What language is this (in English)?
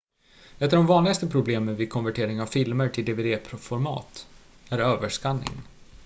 Swedish